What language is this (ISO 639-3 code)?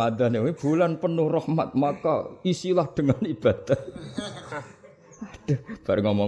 ind